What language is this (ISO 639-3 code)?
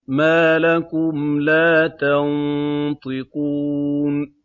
ara